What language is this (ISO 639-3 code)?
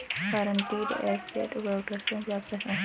hin